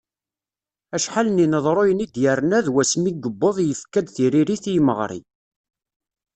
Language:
Kabyle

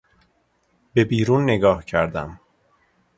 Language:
Persian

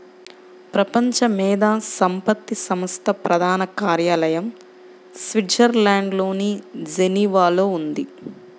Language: Telugu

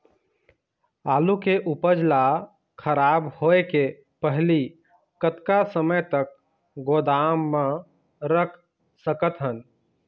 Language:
Chhattisgarhi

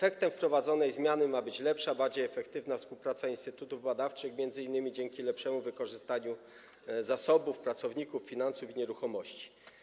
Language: Polish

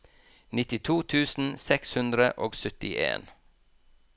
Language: Norwegian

